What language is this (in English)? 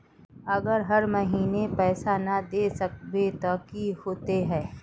Magahi